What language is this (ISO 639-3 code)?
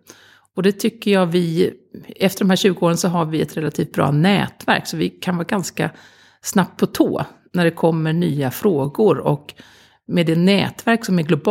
swe